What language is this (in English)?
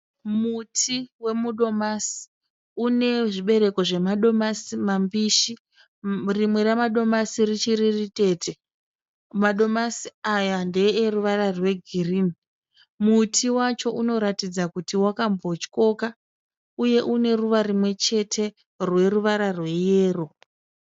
Shona